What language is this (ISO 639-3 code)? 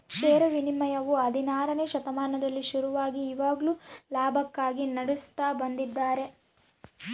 kan